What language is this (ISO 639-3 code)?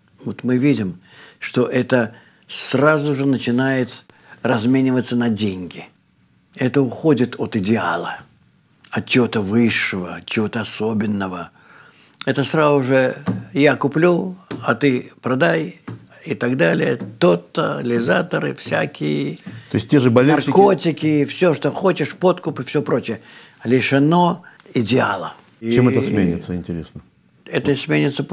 rus